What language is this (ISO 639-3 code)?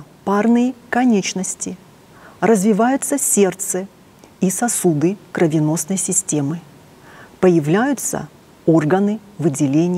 rus